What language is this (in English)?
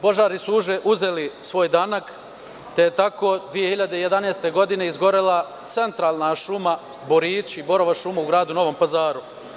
Serbian